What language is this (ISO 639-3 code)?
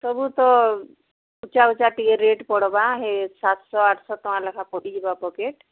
ori